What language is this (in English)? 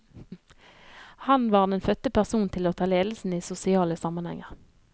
Norwegian